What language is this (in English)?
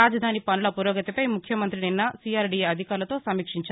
Telugu